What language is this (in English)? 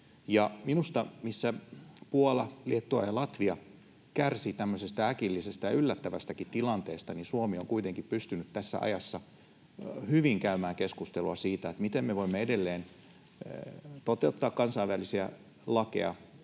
Finnish